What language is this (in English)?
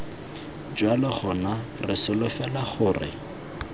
Tswana